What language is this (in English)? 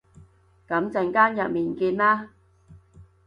Cantonese